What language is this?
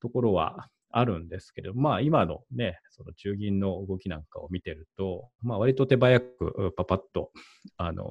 Japanese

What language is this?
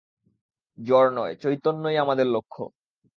Bangla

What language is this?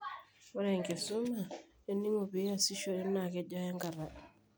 Masai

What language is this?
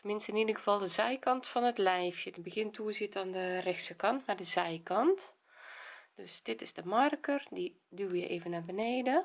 Dutch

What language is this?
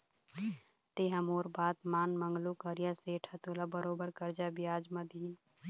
Chhattisgarhi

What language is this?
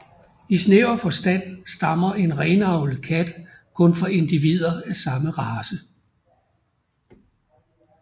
Danish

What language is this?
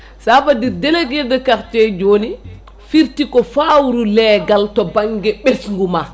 Fula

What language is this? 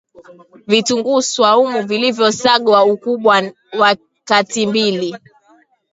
Swahili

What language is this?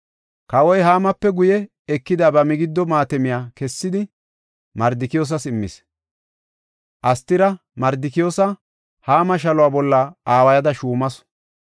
Gofa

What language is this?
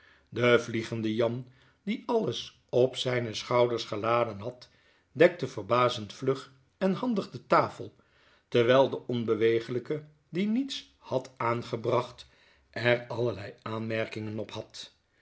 Dutch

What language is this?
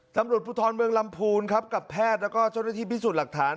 Thai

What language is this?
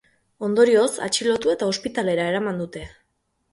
Basque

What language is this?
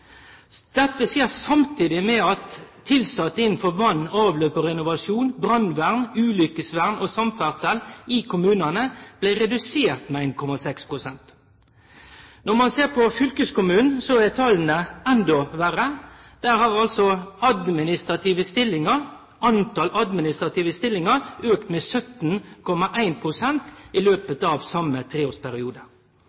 Norwegian Nynorsk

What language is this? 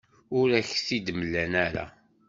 Kabyle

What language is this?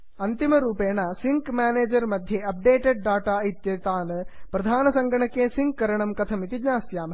Sanskrit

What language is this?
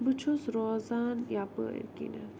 Kashmiri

